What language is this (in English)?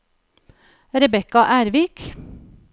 Norwegian